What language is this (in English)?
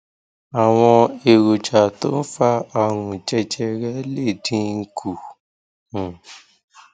Yoruba